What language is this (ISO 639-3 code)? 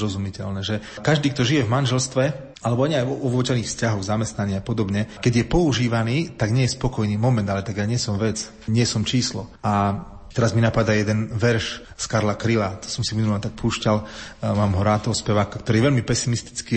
slk